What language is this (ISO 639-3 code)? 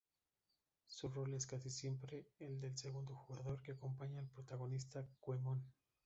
spa